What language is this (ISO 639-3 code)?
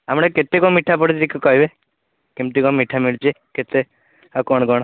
ori